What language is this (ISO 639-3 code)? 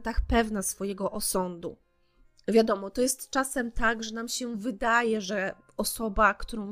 pol